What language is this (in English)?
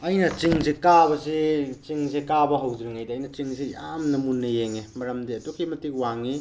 Manipuri